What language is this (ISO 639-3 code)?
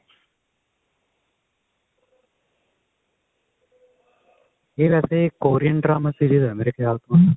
pan